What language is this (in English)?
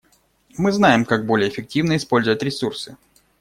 Russian